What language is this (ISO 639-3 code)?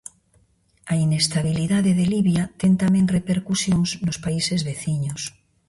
glg